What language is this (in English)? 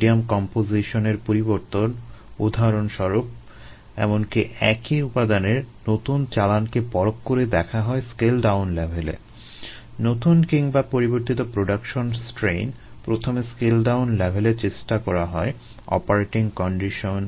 Bangla